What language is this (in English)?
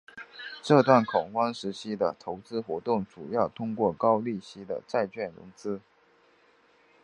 Chinese